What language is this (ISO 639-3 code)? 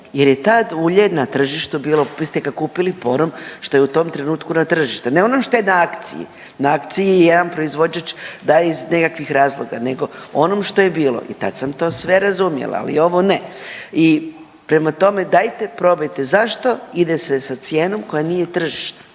hrv